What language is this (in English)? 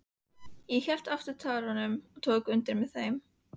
Icelandic